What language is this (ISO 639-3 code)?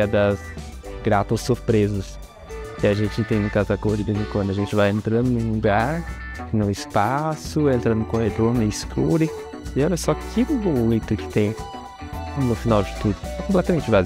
por